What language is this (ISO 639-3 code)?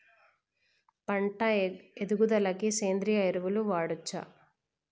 tel